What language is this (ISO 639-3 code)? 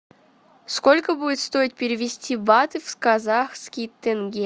rus